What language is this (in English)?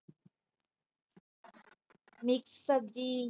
Punjabi